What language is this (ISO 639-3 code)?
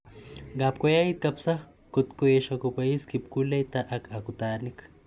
kln